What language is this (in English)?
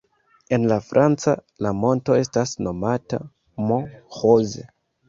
Esperanto